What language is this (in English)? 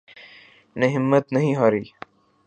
Urdu